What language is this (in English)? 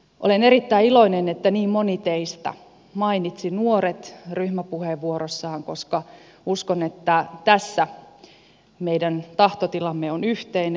Finnish